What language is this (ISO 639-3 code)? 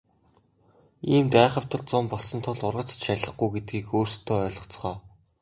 mon